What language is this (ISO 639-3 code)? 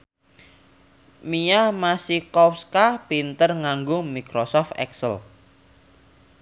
jav